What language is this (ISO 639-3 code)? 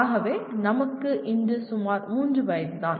tam